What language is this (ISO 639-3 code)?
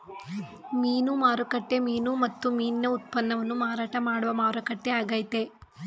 kan